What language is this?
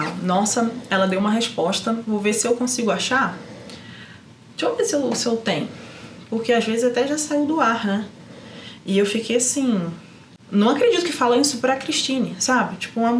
Portuguese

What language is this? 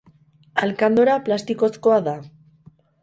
Basque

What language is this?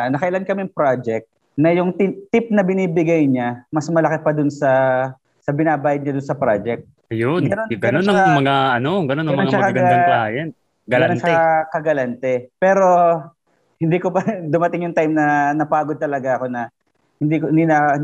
Filipino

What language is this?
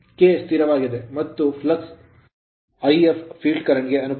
Kannada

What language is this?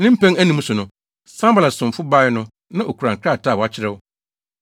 Akan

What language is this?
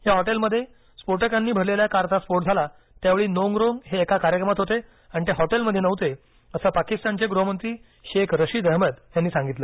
Marathi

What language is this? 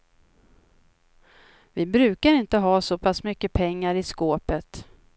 Swedish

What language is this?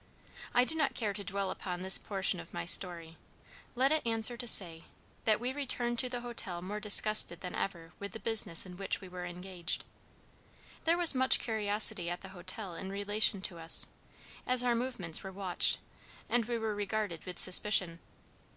English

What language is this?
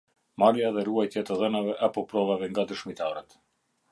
Albanian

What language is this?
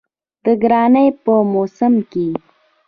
Pashto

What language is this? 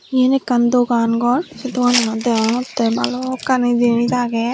Chakma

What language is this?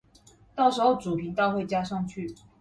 Chinese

